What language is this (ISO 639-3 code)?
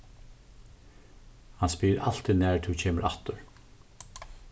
fao